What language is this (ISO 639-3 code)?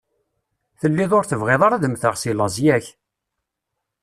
kab